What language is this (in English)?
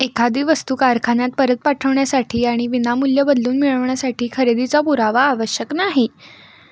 Marathi